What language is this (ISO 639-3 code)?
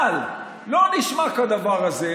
heb